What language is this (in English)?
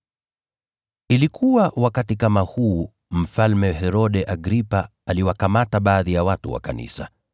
Swahili